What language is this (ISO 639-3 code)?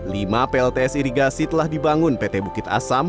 ind